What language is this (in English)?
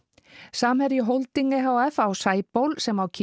Icelandic